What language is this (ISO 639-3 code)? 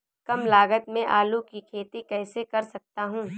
hin